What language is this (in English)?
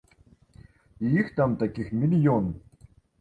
Belarusian